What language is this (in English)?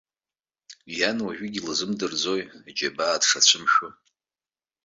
Abkhazian